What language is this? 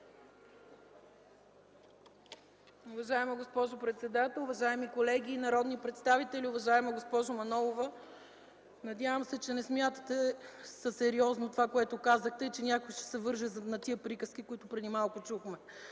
Bulgarian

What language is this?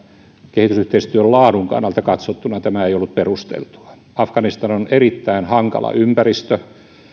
Finnish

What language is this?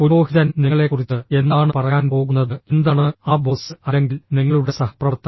Malayalam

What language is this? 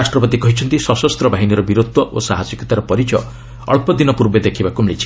Odia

